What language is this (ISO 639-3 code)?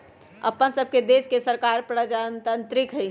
mag